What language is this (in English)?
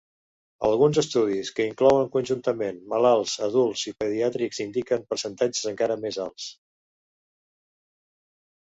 Catalan